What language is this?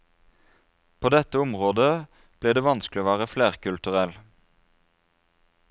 Norwegian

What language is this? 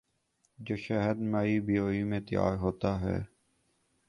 Urdu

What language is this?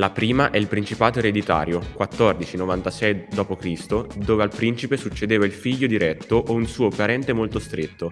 Italian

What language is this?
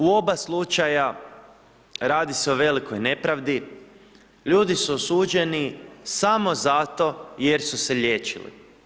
Croatian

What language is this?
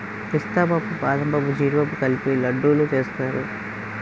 Telugu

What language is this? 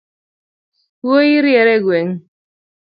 Luo (Kenya and Tanzania)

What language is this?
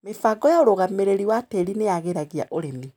Kikuyu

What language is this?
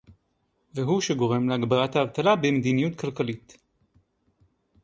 Hebrew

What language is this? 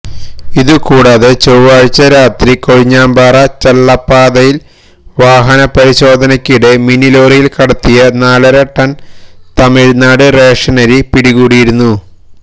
Malayalam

